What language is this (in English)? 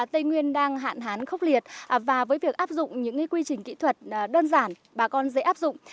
Vietnamese